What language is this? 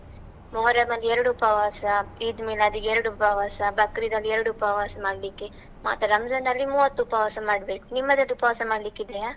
Kannada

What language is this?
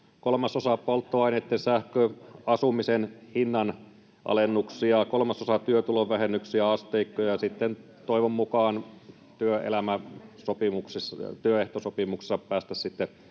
Finnish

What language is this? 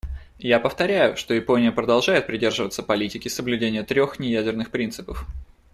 Russian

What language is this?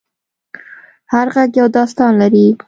Pashto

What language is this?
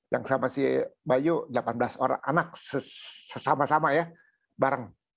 Indonesian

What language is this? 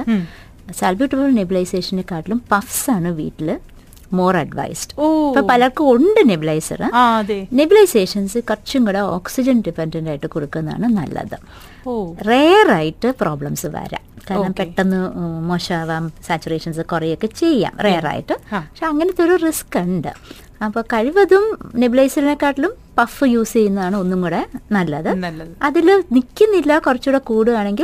Malayalam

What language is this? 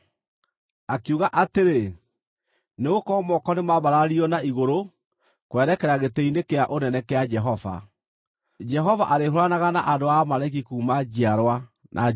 Kikuyu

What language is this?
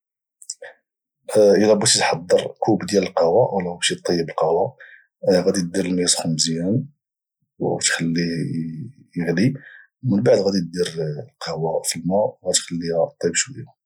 Moroccan Arabic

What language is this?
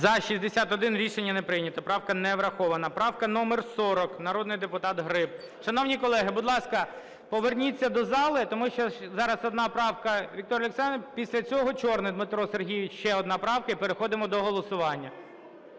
Ukrainian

